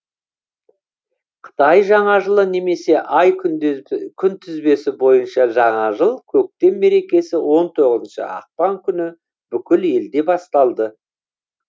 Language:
Kazakh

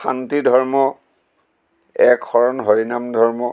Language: Assamese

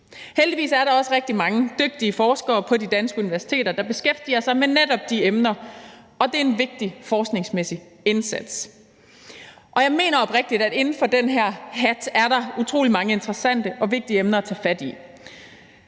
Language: Danish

